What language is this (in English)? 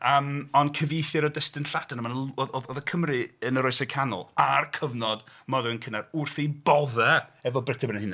Welsh